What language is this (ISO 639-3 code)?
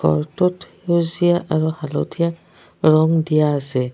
asm